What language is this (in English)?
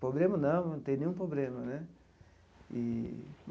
Portuguese